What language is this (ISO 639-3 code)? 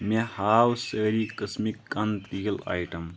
kas